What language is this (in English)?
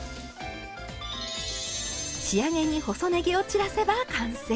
Japanese